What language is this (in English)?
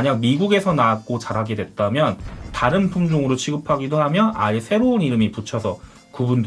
Korean